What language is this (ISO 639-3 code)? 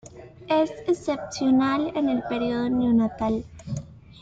spa